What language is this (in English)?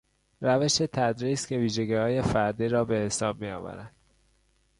Persian